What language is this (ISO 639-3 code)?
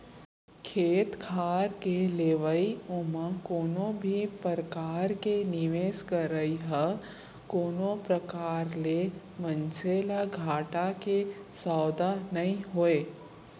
hne